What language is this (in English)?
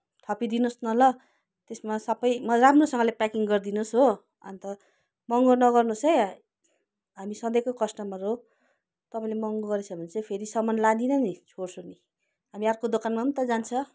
Nepali